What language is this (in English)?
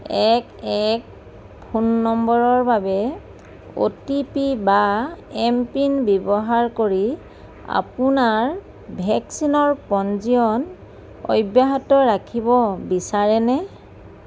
Assamese